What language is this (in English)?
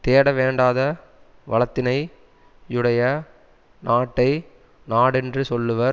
Tamil